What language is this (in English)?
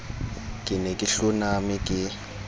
Southern Sotho